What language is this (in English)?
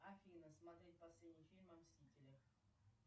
Russian